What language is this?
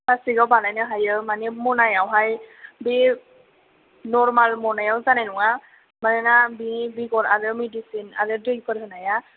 Bodo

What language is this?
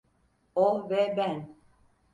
Turkish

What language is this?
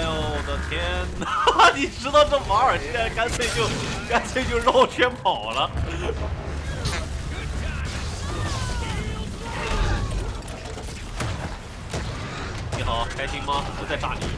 Chinese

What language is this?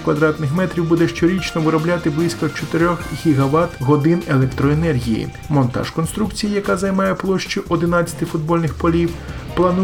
Ukrainian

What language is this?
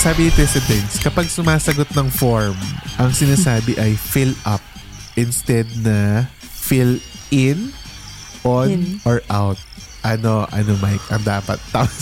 Filipino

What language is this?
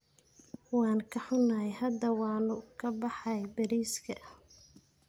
Somali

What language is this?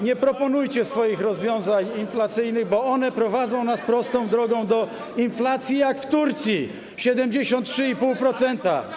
Polish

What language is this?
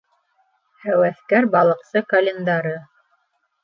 Bashkir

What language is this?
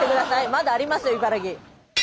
Japanese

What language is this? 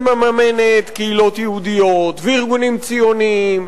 Hebrew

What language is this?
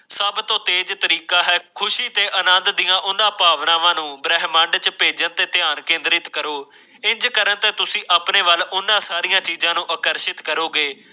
Punjabi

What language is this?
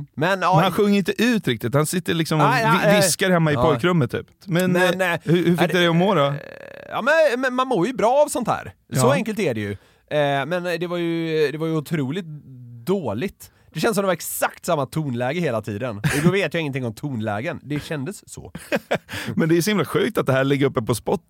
Swedish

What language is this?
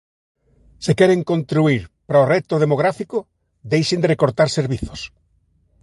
Galician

